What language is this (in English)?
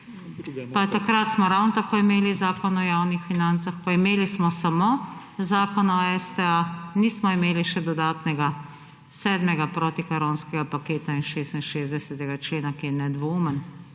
Slovenian